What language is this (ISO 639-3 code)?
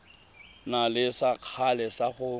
tsn